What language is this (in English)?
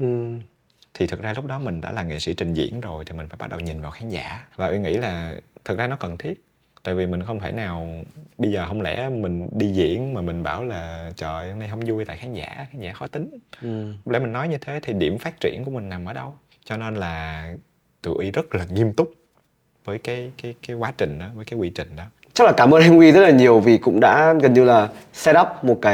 Vietnamese